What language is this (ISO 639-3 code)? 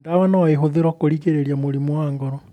kik